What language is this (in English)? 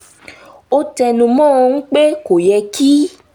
Yoruba